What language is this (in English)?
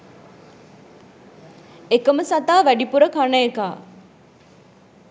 Sinhala